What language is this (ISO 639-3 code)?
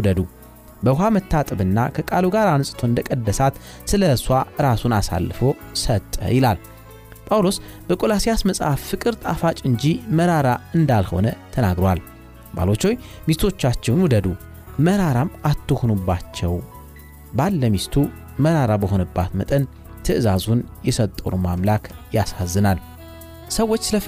amh